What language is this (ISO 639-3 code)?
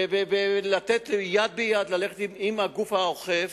heb